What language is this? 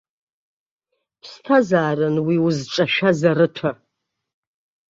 Abkhazian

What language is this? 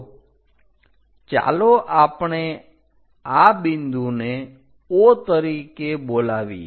Gujarati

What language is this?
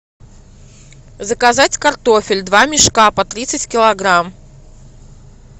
Russian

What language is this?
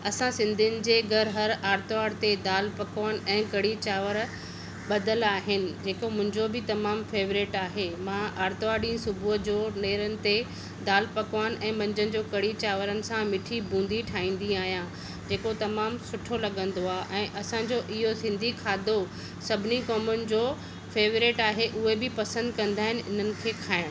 Sindhi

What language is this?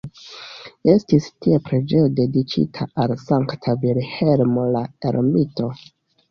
Esperanto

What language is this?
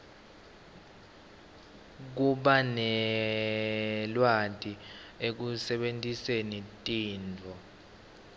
Swati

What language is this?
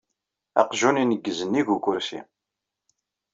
Kabyle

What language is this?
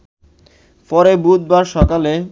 Bangla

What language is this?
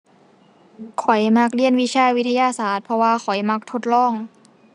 Thai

